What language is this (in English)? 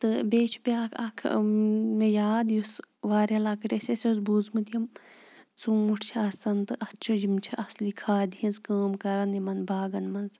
Kashmiri